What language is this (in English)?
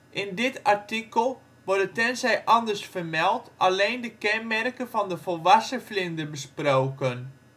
Dutch